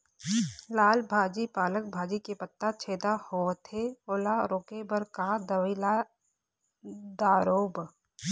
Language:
Chhattisgarhi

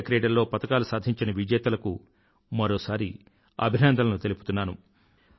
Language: Telugu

